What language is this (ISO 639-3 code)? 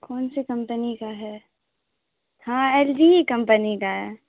urd